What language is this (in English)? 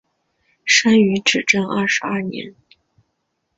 Chinese